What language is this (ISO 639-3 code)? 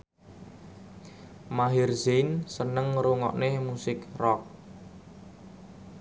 jav